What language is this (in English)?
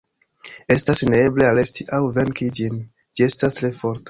Esperanto